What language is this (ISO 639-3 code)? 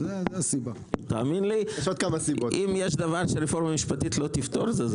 heb